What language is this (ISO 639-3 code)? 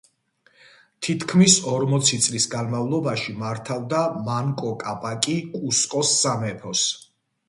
kat